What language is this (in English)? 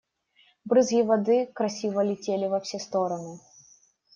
Russian